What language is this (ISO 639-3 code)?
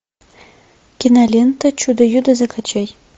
rus